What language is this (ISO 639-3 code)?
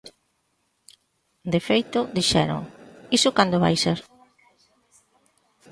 glg